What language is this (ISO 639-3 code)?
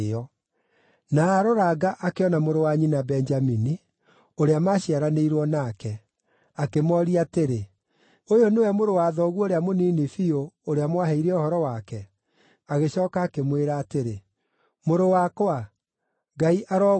kik